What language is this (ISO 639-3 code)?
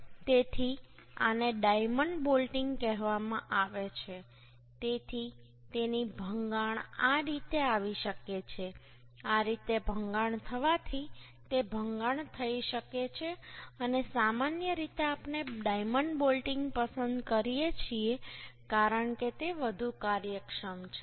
guj